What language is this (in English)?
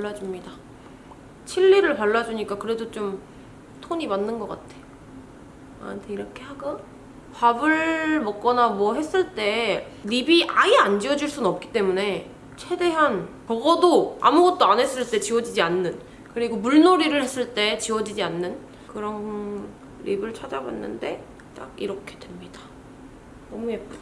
Korean